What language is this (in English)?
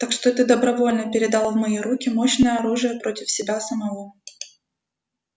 Russian